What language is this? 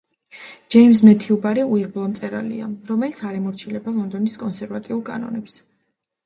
Georgian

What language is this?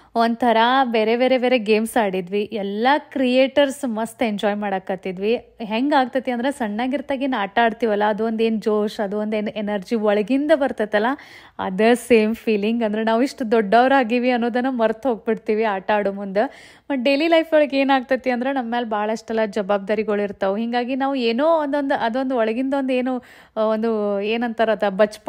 Kannada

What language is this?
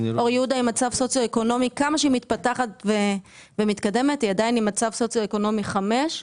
Hebrew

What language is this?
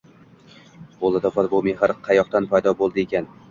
Uzbek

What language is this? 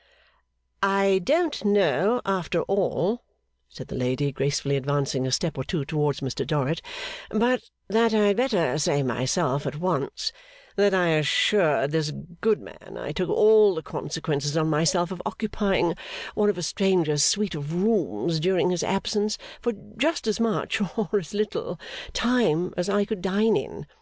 English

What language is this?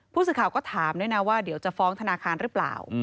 Thai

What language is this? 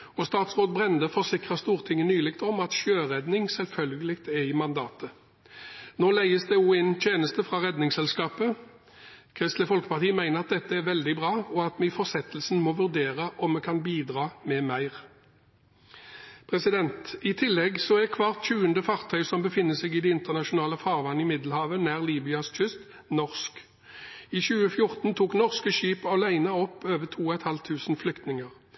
Norwegian Bokmål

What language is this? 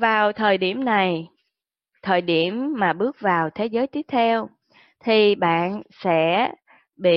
Vietnamese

